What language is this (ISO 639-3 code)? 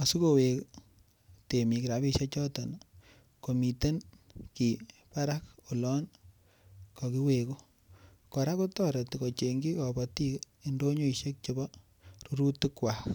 kln